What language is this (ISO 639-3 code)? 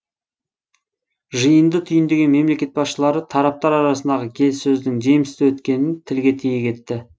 kaz